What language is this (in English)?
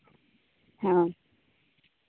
Santali